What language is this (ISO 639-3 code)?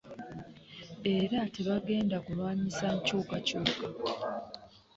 lug